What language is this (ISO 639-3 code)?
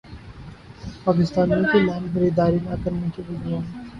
urd